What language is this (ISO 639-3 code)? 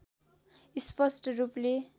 nep